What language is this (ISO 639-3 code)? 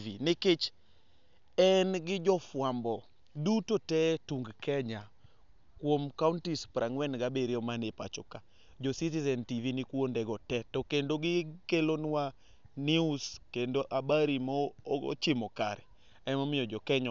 luo